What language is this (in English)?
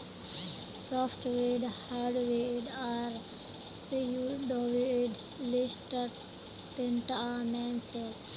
Magahi